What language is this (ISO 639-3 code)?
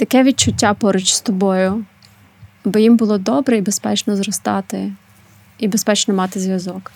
ukr